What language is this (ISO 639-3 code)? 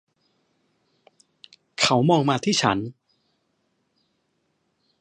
tha